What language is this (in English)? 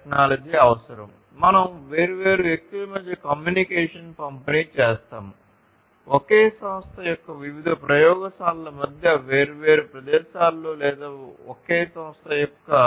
Telugu